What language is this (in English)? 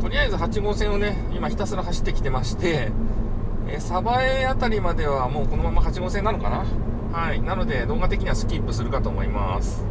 Japanese